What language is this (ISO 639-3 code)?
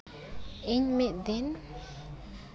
sat